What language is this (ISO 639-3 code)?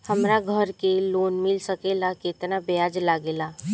bho